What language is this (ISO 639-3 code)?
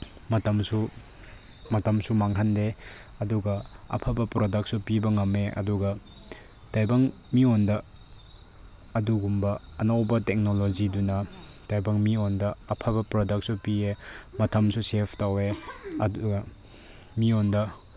mni